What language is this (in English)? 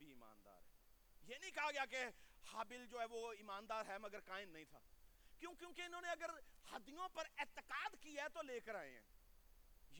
Urdu